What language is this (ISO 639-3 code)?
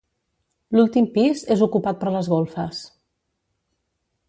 cat